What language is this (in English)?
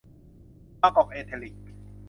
Thai